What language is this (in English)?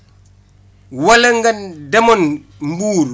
Wolof